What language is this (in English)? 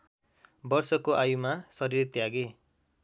Nepali